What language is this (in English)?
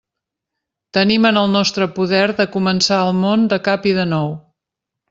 Catalan